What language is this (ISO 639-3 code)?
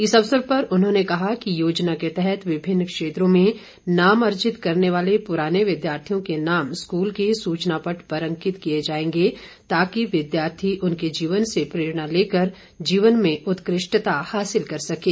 hin